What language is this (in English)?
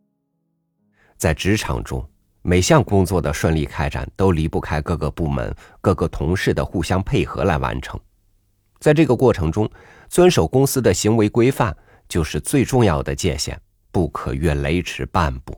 Chinese